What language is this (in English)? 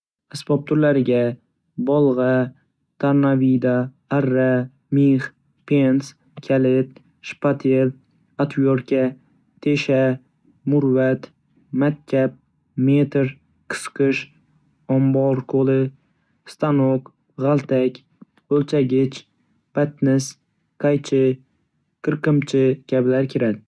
Uzbek